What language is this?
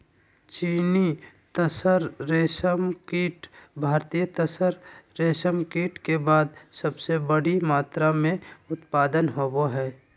Magahi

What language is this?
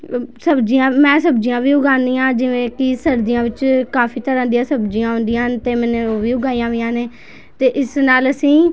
Punjabi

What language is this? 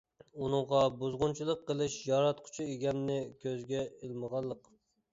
Uyghur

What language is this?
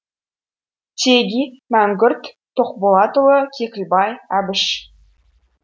Kazakh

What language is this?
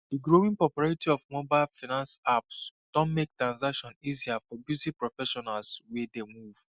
Nigerian Pidgin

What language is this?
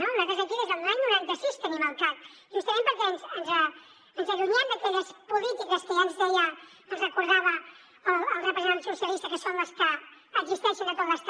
Catalan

